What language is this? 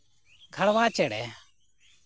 Santali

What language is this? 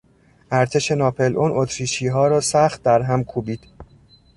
Persian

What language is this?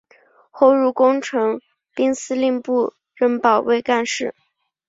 Chinese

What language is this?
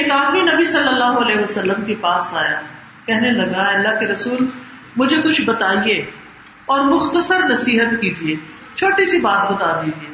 Urdu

